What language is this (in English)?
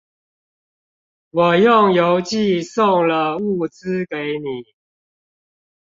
Chinese